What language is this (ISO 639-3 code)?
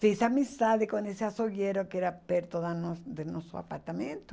por